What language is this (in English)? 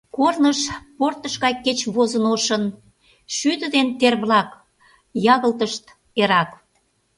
Mari